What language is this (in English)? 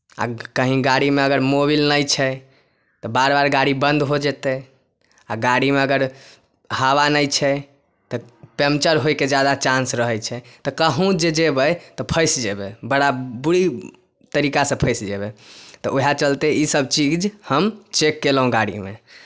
Maithili